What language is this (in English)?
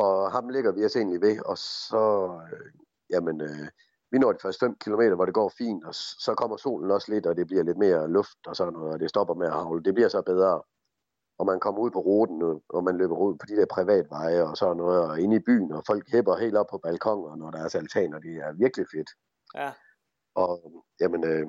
Danish